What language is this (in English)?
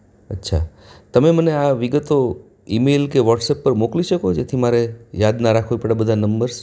Gujarati